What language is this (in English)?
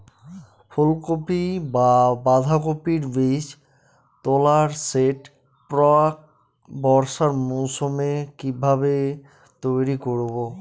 Bangla